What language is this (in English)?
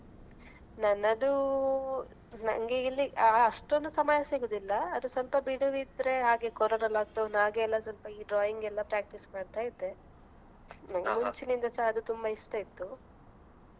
Kannada